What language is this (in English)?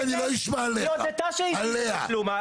Hebrew